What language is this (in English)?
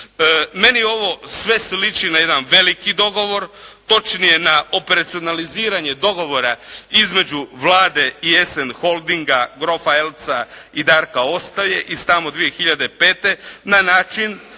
Croatian